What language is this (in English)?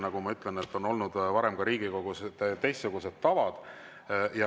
Estonian